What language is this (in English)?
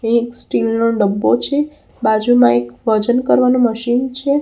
Gujarati